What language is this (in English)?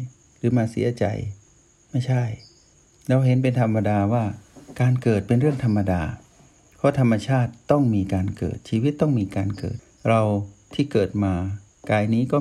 Thai